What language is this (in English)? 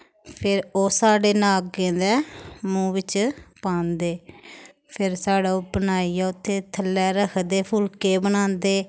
Dogri